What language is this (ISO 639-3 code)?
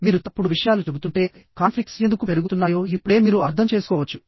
tel